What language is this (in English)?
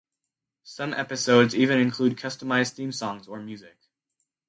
English